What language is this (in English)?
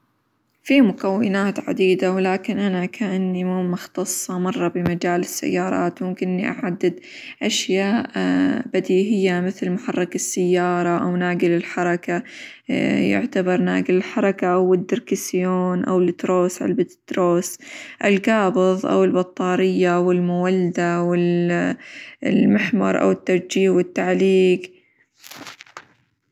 Hijazi Arabic